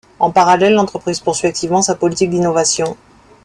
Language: French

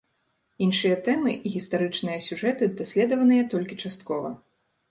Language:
Belarusian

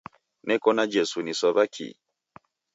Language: Taita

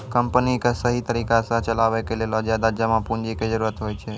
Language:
Maithili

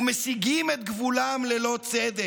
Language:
Hebrew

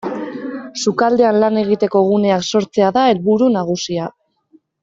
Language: Basque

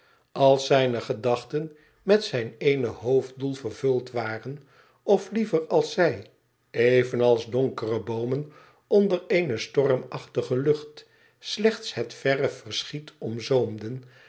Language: Dutch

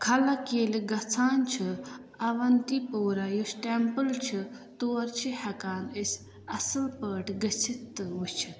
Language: Kashmiri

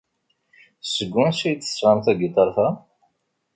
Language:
Kabyle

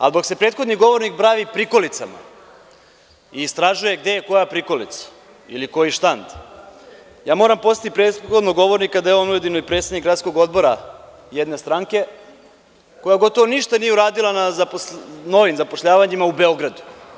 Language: Serbian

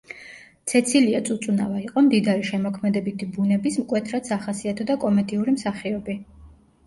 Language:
Georgian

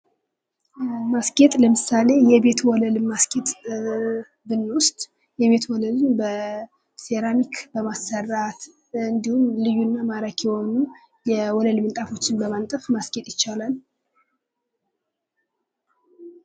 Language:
Amharic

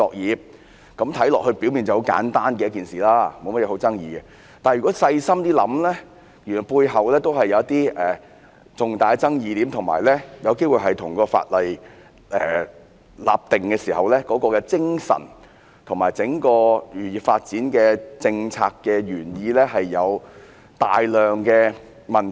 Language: Cantonese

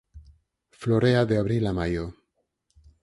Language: Galician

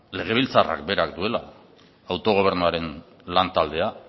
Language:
Basque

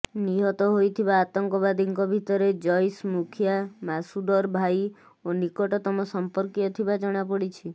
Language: Odia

